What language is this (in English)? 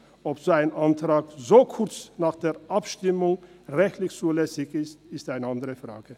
Swiss German